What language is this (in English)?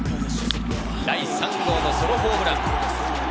Japanese